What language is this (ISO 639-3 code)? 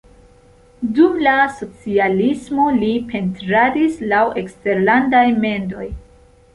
epo